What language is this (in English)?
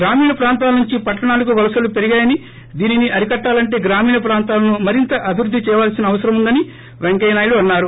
Telugu